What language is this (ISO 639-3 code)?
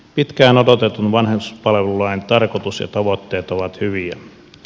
fin